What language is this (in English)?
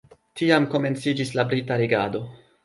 Esperanto